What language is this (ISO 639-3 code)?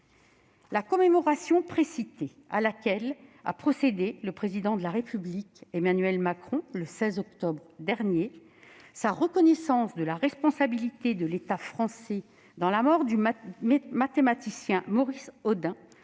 fra